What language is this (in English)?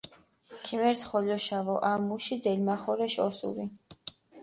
Mingrelian